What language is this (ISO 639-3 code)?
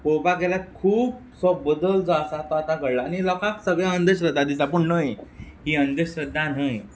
kok